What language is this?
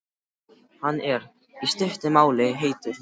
Icelandic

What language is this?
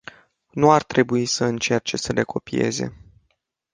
Romanian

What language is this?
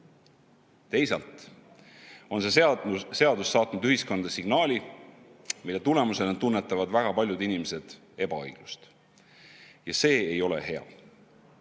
Estonian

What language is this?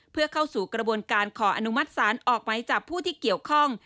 Thai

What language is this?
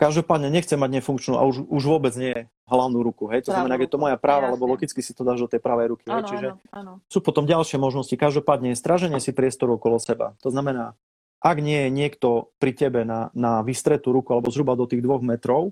Slovak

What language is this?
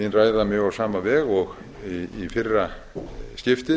Icelandic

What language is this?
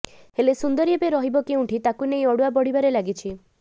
Odia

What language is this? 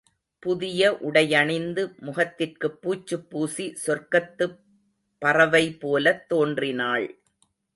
Tamil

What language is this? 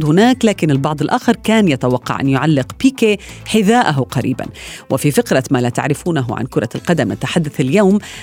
Arabic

